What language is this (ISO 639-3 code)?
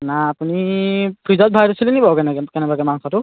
asm